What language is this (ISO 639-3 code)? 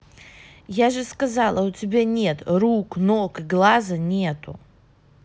rus